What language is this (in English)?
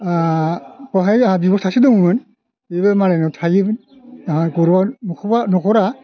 Bodo